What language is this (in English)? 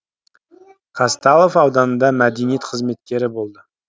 Kazakh